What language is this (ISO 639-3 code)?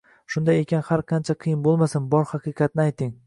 uzb